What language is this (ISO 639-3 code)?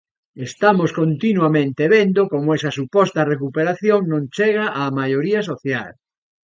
glg